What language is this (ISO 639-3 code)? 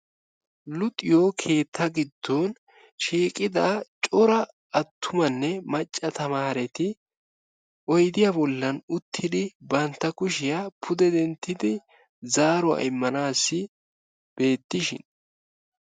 wal